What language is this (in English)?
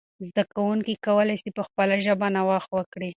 Pashto